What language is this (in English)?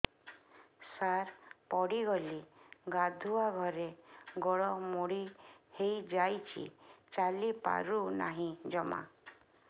Odia